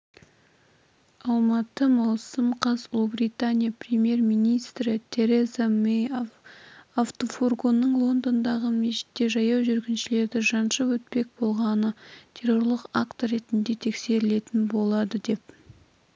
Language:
Kazakh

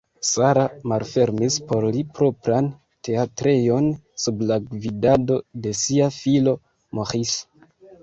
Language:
Esperanto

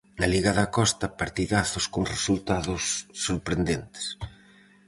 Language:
Galician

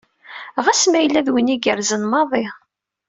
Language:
Kabyle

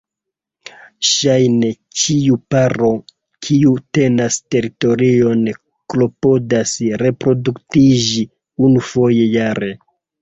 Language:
Esperanto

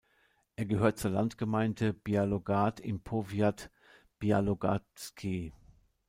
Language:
German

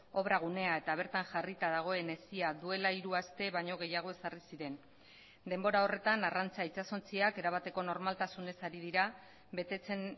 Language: Basque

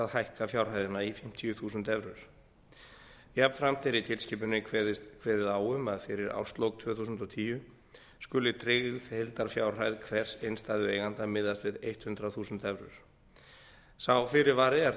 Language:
Icelandic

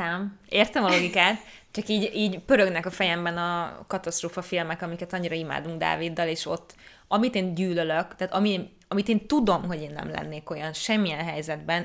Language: Hungarian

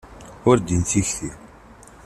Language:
Kabyle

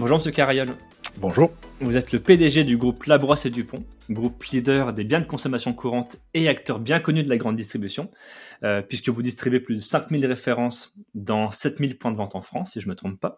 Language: French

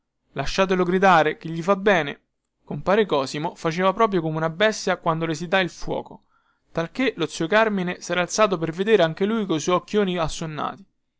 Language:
Italian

